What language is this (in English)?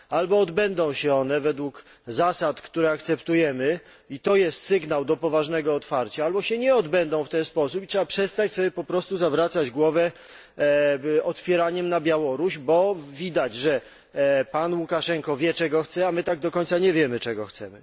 Polish